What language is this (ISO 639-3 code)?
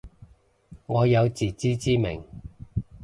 yue